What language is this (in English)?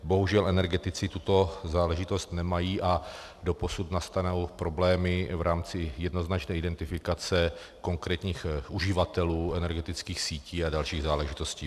Czech